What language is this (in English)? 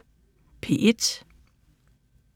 Danish